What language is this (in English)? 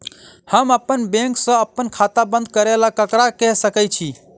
Maithili